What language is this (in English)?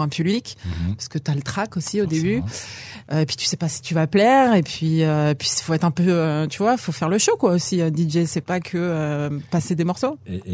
French